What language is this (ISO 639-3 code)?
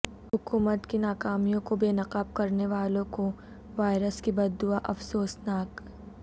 urd